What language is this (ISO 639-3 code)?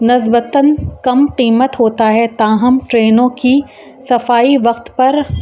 urd